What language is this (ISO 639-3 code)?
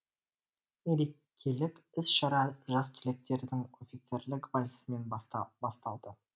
kaz